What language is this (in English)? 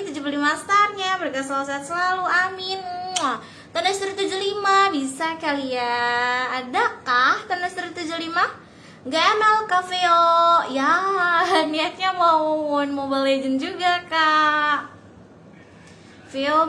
Indonesian